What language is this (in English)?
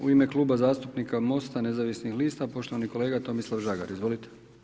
Croatian